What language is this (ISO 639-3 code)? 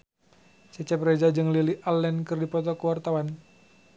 sun